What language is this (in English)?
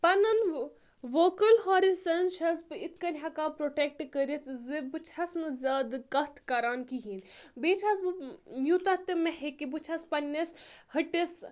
Kashmiri